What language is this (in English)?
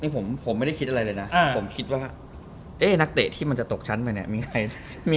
Thai